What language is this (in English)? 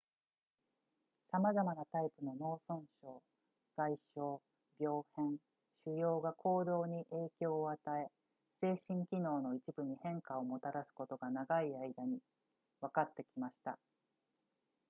Japanese